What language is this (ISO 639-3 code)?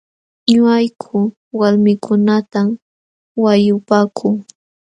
qxw